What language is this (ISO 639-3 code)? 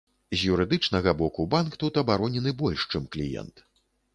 bel